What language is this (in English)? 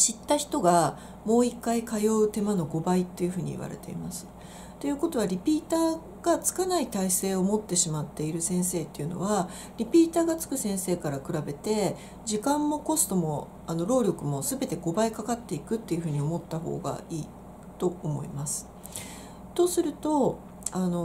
Japanese